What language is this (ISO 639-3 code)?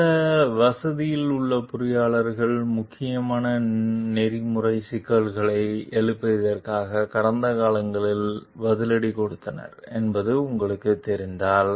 tam